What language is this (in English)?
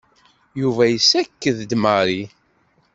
Kabyle